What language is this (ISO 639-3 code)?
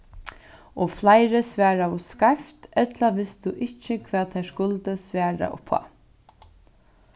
fao